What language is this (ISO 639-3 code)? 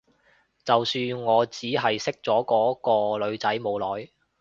yue